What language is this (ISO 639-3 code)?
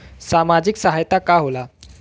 bho